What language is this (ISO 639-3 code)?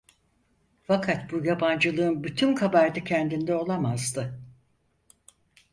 tur